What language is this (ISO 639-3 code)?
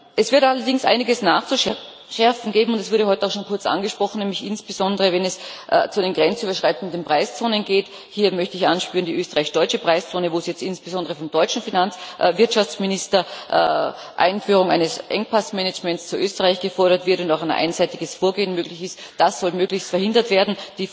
deu